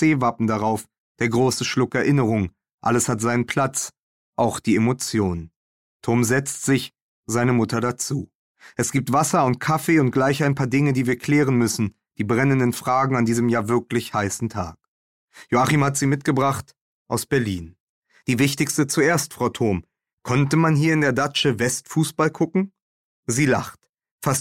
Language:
German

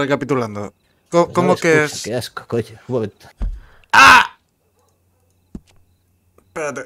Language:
Spanish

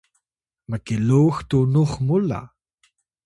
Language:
Atayal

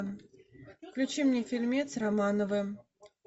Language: Russian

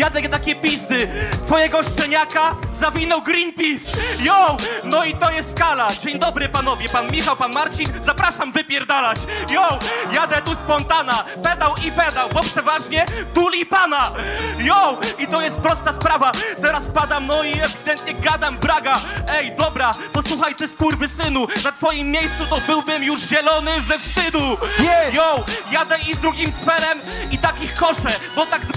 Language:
Polish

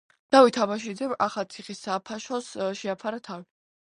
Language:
Georgian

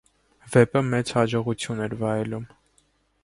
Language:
Armenian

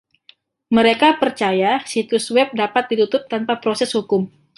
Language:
Indonesian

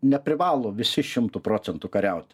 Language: Lithuanian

